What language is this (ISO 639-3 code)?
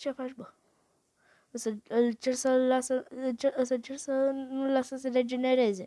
ron